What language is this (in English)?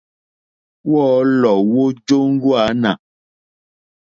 Mokpwe